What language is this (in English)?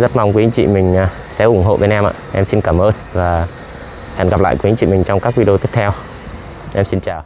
Vietnamese